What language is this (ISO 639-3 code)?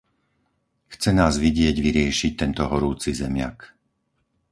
slk